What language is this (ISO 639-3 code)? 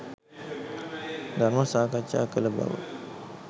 sin